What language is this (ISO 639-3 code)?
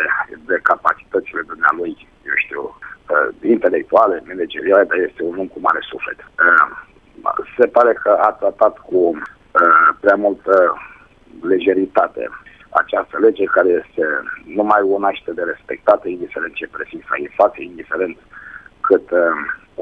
ron